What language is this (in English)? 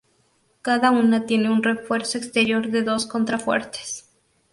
Spanish